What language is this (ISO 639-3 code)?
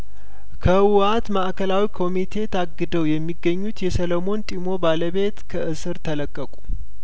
amh